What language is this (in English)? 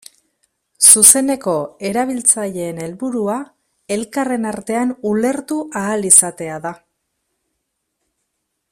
Basque